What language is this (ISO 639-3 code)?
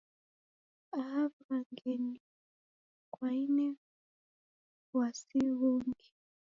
dav